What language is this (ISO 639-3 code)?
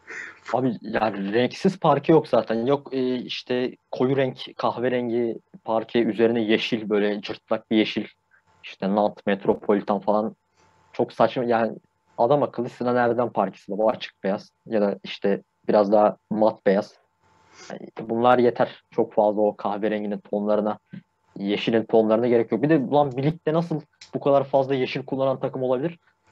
tur